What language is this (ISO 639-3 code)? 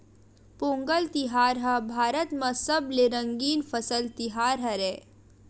hne